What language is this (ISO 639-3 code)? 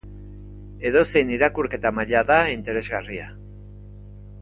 eus